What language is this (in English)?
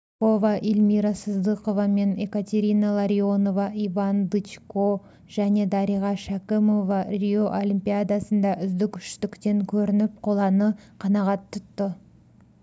Kazakh